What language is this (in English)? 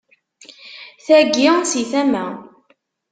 Kabyle